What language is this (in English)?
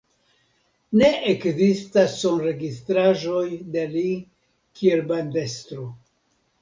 Esperanto